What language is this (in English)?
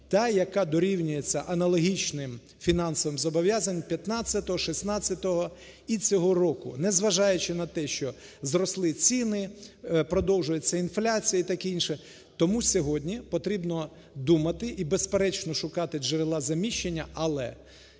Ukrainian